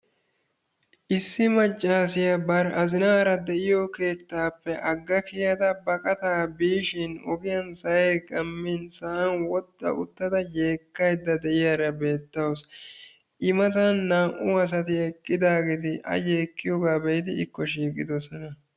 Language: Wolaytta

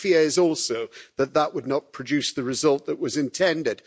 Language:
English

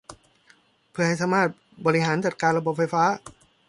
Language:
Thai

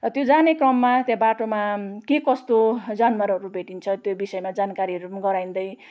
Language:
Nepali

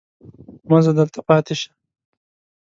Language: Pashto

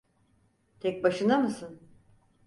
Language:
Turkish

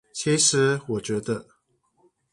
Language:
Chinese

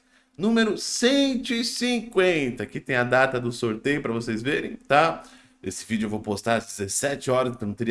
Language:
Portuguese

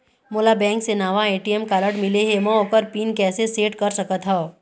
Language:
Chhattisgarhi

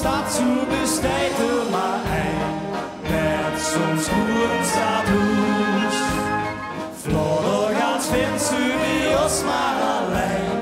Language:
Dutch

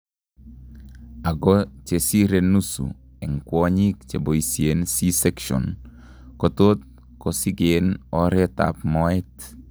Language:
Kalenjin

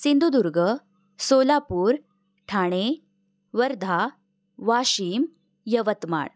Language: Marathi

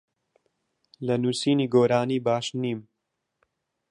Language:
Central Kurdish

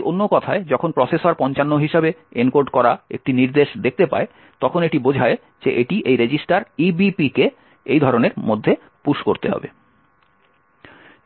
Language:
Bangla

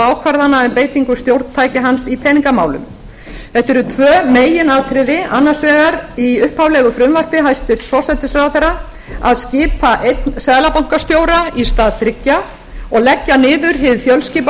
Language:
Icelandic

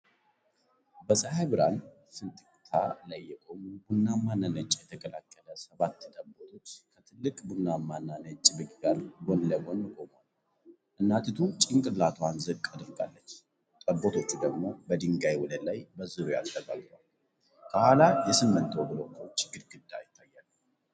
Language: Amharic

